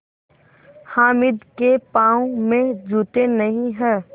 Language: Hindi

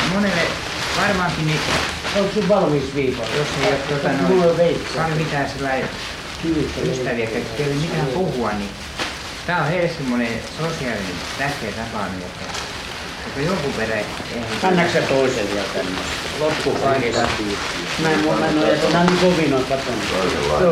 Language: Finnish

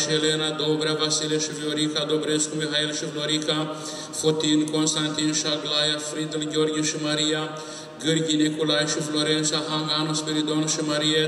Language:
Romanian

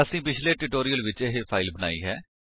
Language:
Punjabi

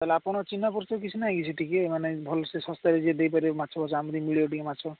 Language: Odia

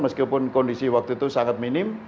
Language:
Indonesian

